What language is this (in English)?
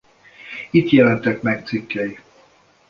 Hungarian